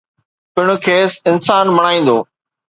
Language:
Sindhi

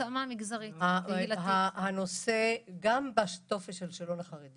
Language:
Hebrew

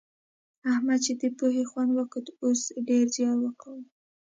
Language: Pashto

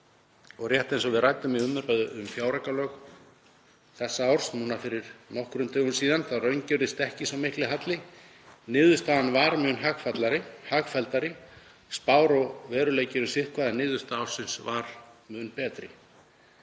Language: Icelandic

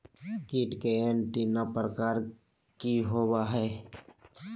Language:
Magahi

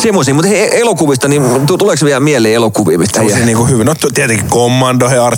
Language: Finnish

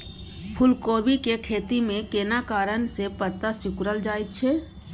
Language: Maithili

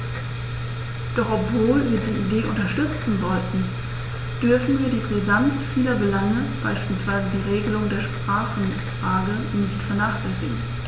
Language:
German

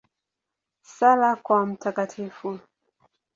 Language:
Swahili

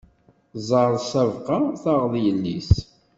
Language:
Kabyle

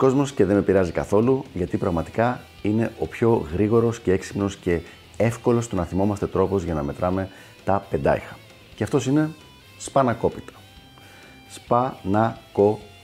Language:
Greek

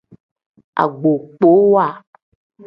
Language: Tem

